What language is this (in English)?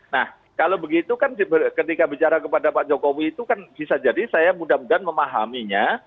Indonesian